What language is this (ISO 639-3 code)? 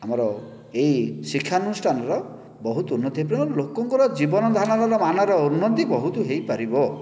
ori